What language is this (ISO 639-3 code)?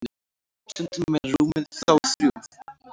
isl